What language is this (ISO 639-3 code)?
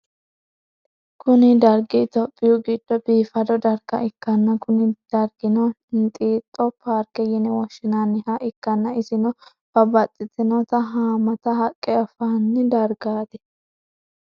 sid